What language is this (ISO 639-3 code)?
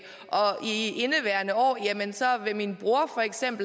dan